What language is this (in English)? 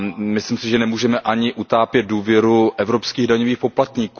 Czech